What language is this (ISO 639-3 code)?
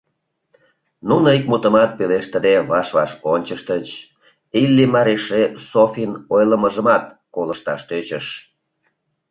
chm